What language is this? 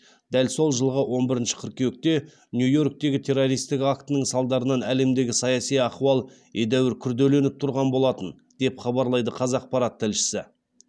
Kazakh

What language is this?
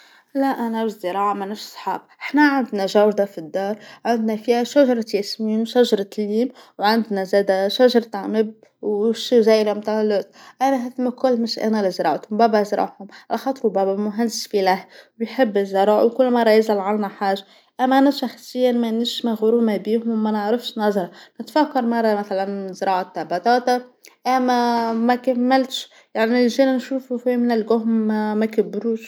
Tunisian Arabic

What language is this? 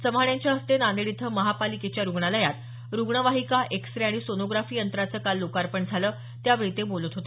Marathi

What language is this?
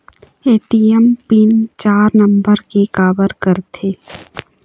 Chhattisgarhi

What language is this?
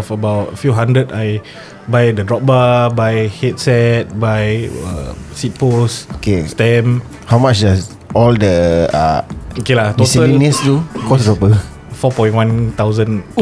Malay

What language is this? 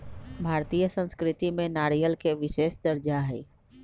Magahi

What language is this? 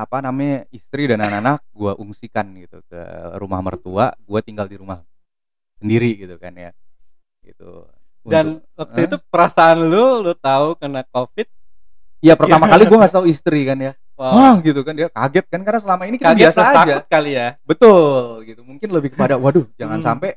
Indonesian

